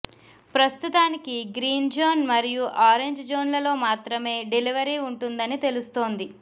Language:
Telugu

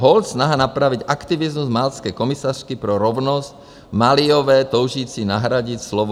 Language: Czech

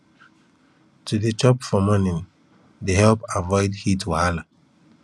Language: Nigerian Pidgin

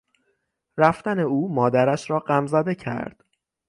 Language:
Persian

